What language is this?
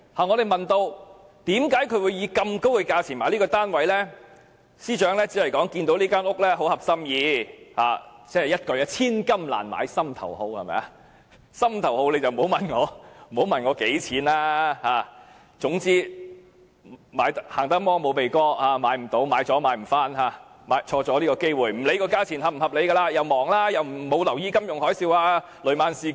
Cantonese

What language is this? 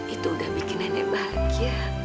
Indonesian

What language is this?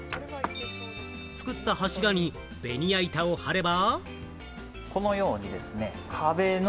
Japanese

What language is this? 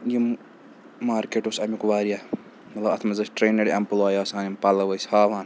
Kashmiri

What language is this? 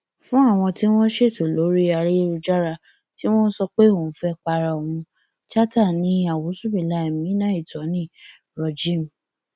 Yoruba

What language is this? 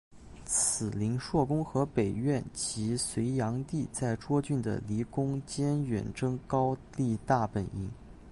Chinese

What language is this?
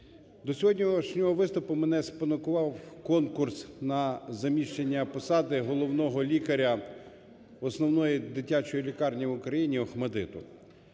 Ukrainian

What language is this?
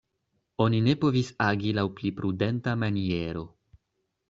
Esperanto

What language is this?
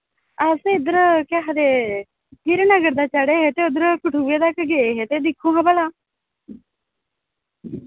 Dogri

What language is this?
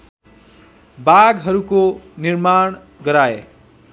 Nepali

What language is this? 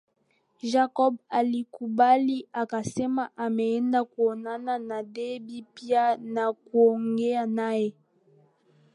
Swahili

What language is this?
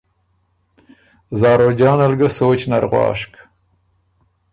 Ormuri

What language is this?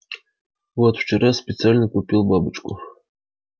Russian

